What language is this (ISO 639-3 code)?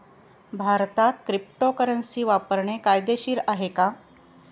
mar